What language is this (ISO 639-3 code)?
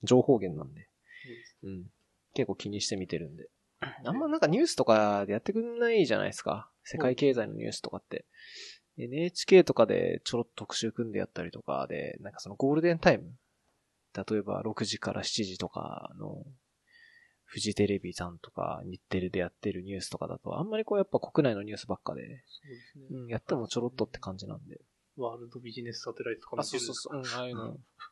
jpn